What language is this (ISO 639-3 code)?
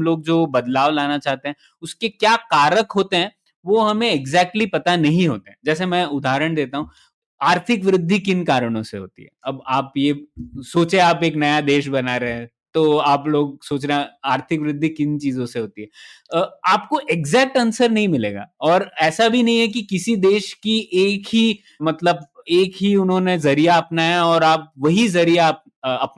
hin